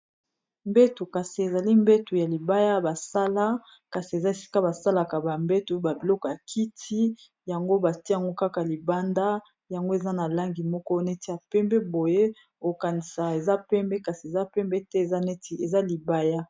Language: Lingala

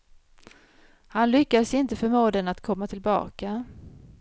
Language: Swedish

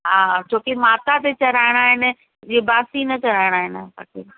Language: Sindhi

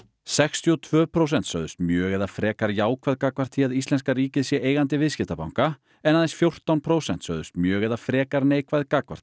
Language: Icelandic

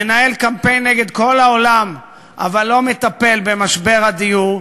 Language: Hebrew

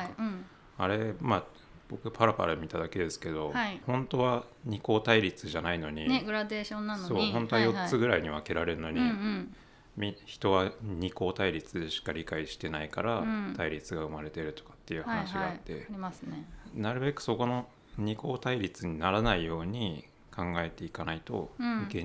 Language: Japanese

